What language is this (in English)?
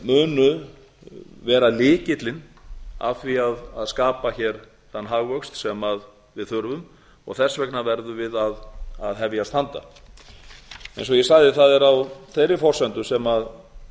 Icelandic